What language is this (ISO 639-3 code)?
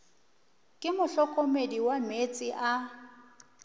nso